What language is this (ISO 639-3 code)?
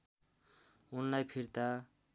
nep